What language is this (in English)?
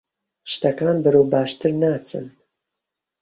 Central Kurdish